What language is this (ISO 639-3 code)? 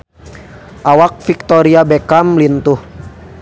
sun